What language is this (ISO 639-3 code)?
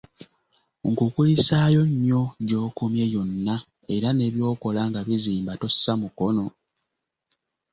lug